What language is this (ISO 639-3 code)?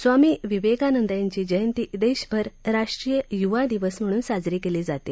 mar